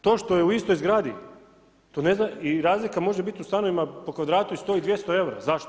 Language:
Croatian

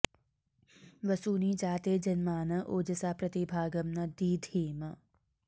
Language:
Sanskrit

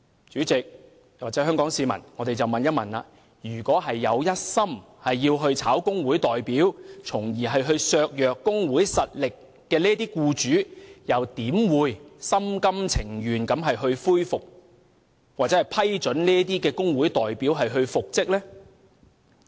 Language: Cantonese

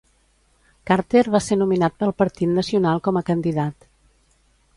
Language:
Catalan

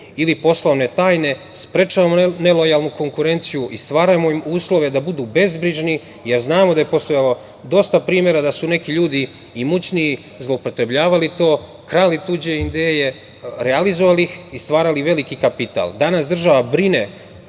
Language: Serbian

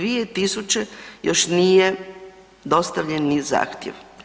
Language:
Croatian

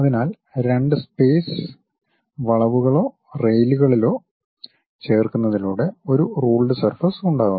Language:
Malayalam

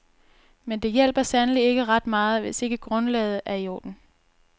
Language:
Danish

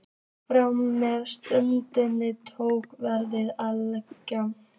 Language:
Icelandic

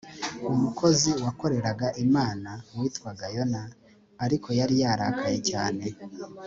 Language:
Kinyarwanda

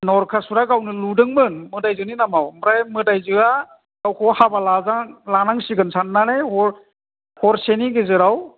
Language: Bodo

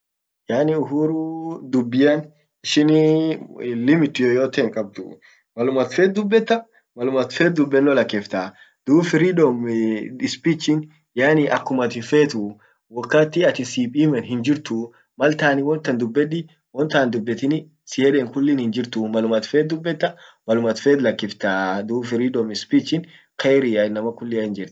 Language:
Orma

